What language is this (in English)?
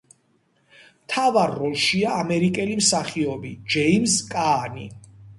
Georgian